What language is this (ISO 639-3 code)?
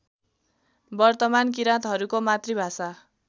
nep